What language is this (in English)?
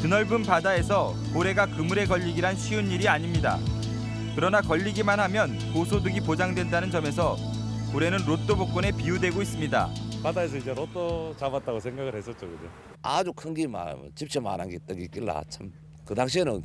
Korean